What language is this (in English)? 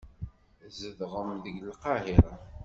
Kabyle